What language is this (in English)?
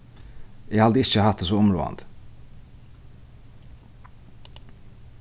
Faroese